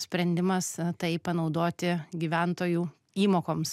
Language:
Lithuanian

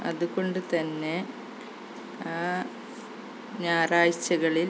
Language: Malayalam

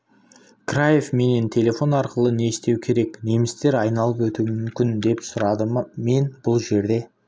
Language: Kazakh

